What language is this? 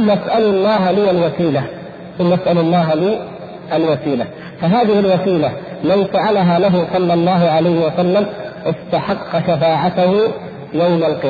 Arabic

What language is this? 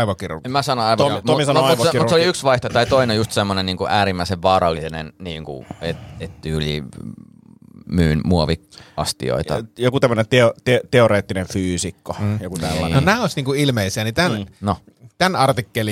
Finnish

